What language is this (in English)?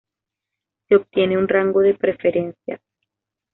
Spanish